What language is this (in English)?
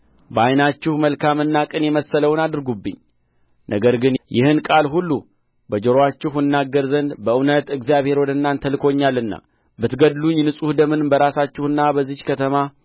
Amharic